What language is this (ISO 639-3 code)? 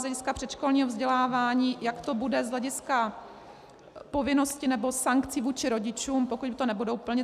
ces